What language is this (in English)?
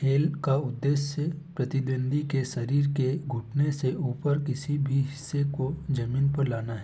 Hindi